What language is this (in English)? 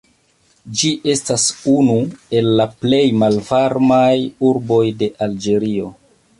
Esperanto